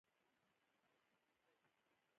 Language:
Pashto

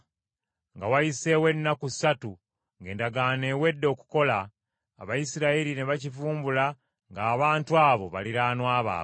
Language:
Ganda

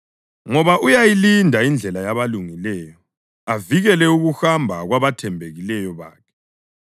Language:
North Ndebele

